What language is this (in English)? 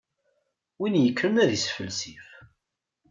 Kabyle